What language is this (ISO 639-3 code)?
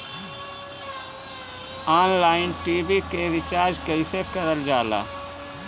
bho